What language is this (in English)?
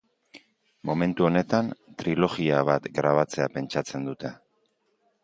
Basque